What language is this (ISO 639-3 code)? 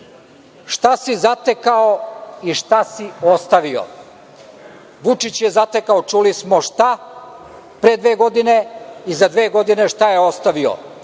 srp